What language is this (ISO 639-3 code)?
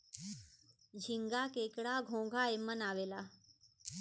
bho